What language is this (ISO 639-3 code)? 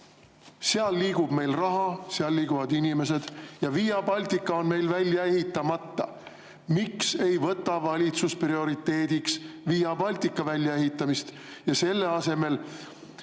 est